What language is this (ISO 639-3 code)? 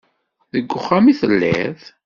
kab